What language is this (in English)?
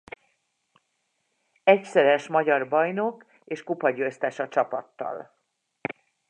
Hungarian